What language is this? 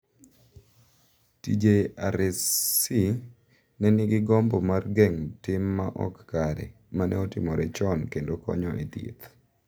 Luo (Kenya and Tanzania)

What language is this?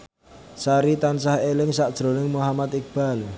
Javanese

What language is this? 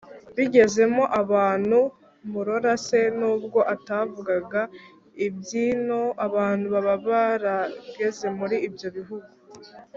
Kinyarwanda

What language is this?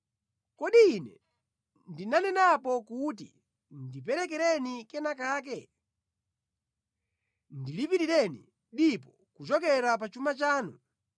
Nyanja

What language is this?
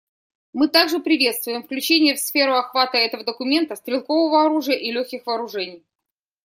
Russian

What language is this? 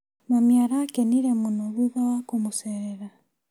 Kikuyu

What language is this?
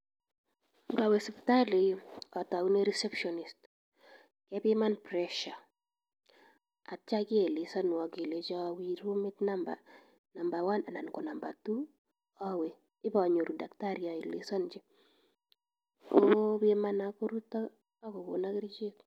Kalenjin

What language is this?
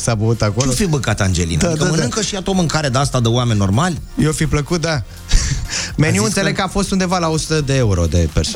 Romanian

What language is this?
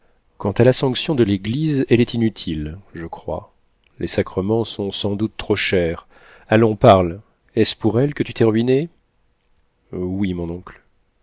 French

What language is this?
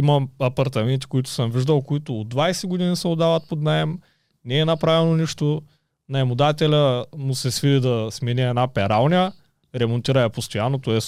Bulgarian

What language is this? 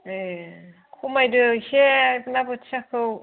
Bodo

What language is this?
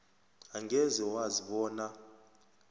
South Ndebele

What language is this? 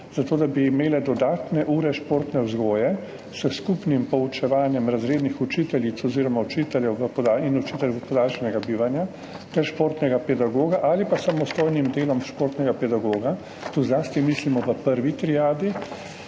Slovenian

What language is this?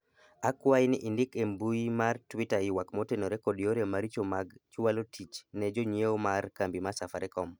Luo (Kenya and Tanzania)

